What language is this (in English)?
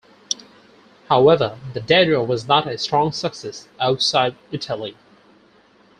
English